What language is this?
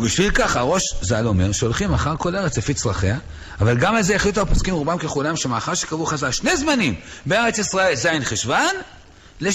Hebrew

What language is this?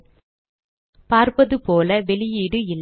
Tamil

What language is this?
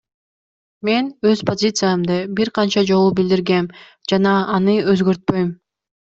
Kyrgyz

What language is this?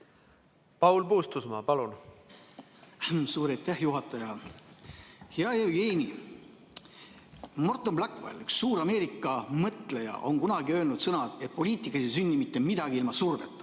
Estonian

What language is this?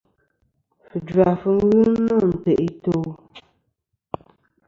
Kom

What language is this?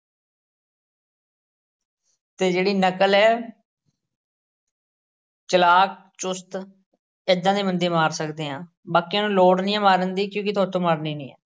Punjabi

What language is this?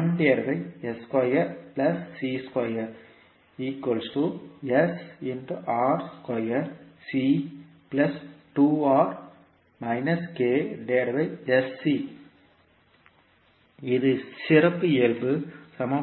Tamil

